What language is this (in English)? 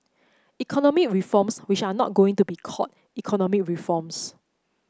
English